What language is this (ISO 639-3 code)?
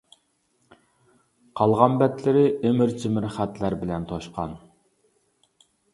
uig